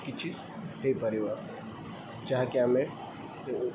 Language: Odia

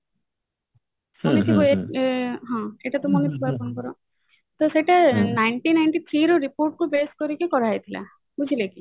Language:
Odia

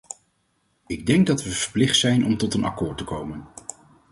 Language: Dutch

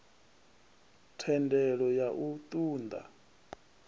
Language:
Venda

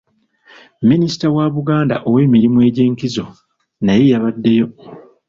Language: Ganda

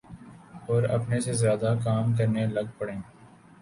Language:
Urdu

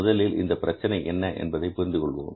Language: Tamil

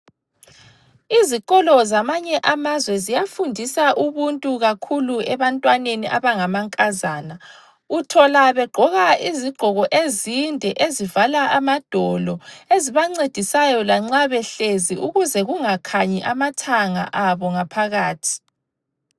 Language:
North Ndebele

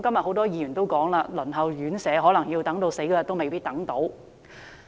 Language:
Cantonese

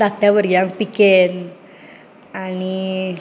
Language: Konkani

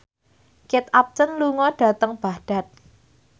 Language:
Javanese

